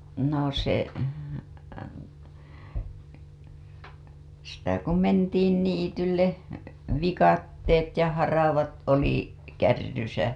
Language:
Finnish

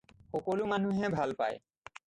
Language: Assamese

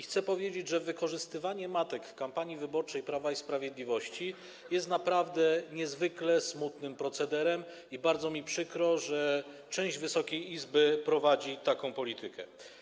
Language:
Polish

